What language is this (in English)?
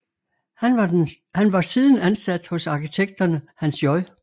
Danish